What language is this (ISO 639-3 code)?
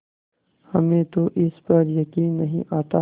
hin